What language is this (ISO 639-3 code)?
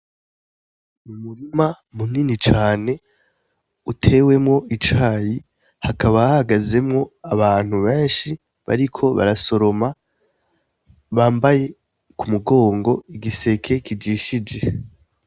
run